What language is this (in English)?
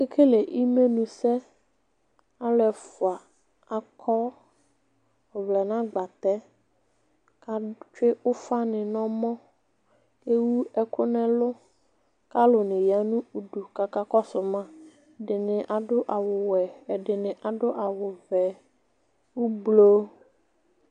Ikposo